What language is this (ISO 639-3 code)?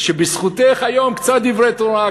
heb